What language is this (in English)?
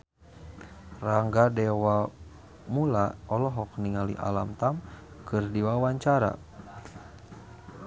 Sundanese